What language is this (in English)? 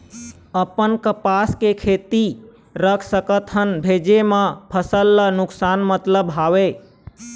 Chhattisgarhi